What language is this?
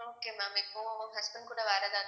Tamil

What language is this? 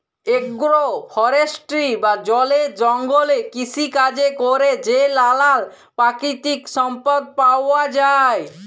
Bangla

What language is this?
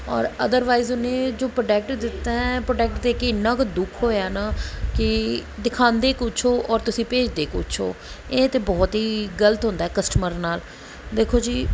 Punjabi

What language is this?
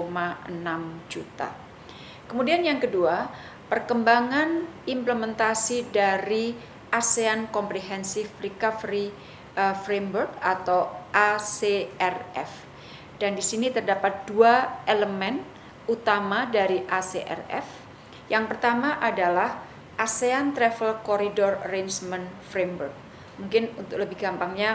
Indonesian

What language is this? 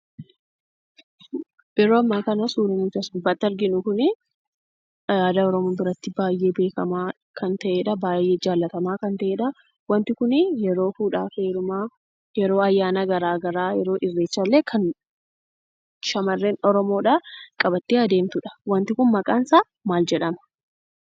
Oromo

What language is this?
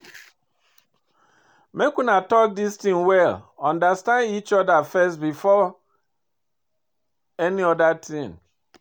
Nigerian Pidgin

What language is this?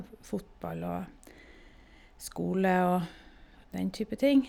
Norwegian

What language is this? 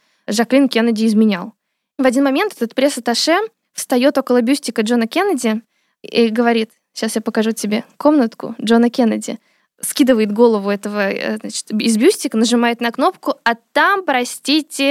Russian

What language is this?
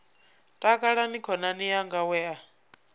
Venda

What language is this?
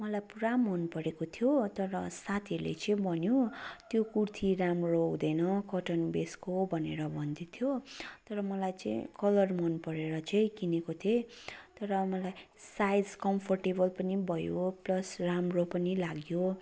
Nepali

